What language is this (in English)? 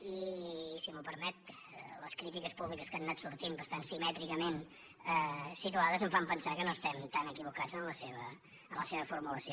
Catalan